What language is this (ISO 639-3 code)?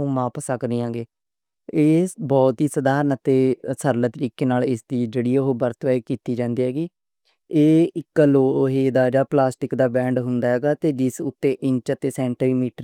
lah